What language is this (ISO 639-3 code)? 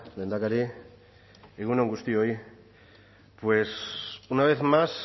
eus